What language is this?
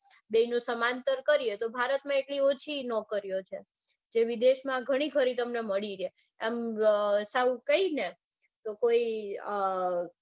Gujarati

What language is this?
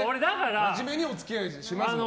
Japanese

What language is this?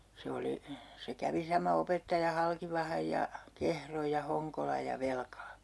Finnish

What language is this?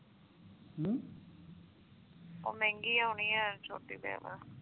Punjabi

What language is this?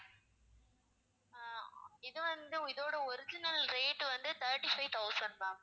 Tamil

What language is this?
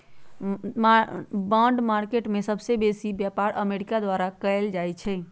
Magahi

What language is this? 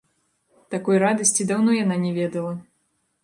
Belarusian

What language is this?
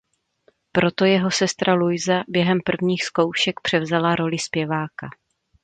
Czech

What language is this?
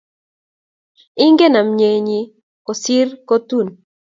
Kalenjin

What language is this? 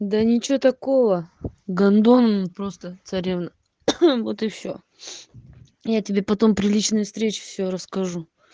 Russian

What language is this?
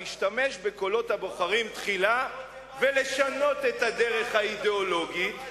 Hebrew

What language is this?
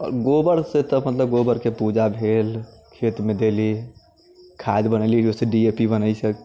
Maithili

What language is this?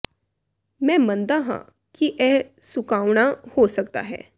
Punjabi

